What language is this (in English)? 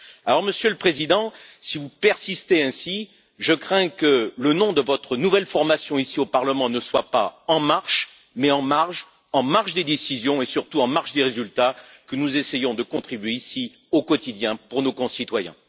French